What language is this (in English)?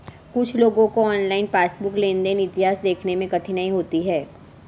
Hindi